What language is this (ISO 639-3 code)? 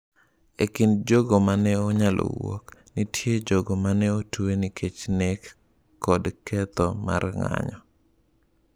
luo